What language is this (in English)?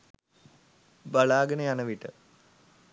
Sinhala